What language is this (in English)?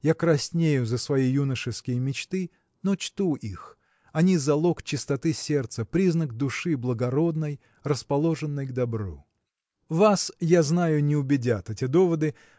Russian